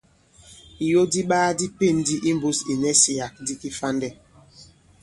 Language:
Bankon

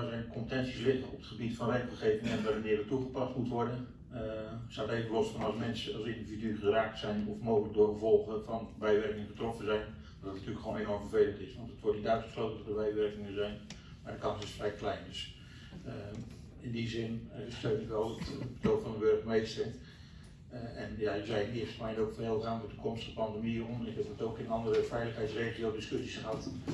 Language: Dutch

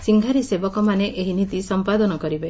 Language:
Odia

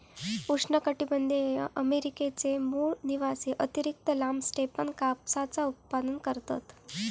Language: Marathi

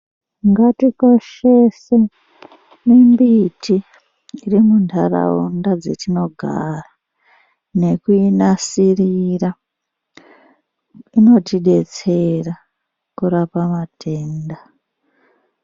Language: Ndau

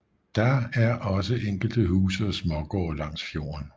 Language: Danish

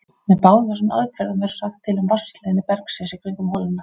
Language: Icelandic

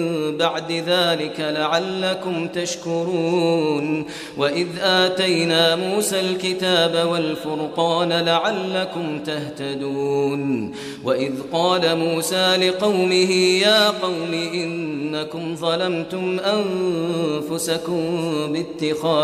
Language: Arabic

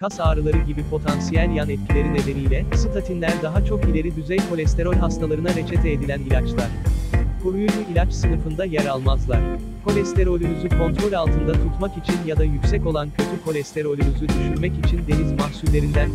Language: Turkish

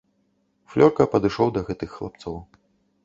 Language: Belarusian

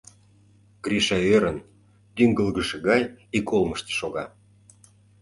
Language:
Mari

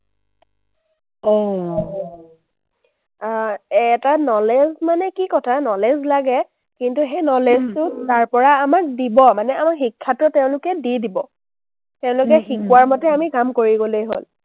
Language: Assamese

